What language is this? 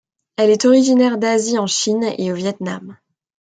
French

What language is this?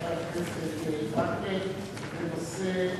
Hebrew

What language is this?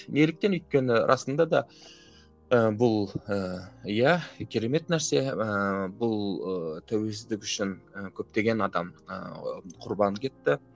Kazakh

